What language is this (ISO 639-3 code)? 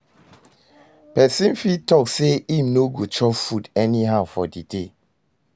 pcm